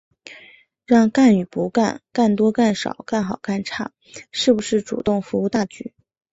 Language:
Chinese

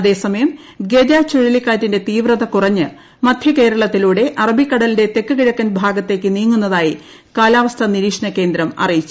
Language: Malayalam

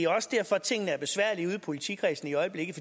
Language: Danish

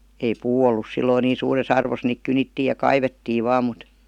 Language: Finnish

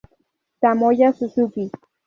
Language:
Spanish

